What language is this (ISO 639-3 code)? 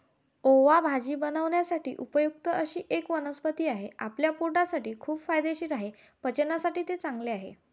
mar